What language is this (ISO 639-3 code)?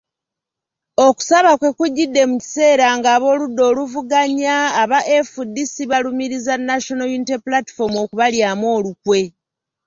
lug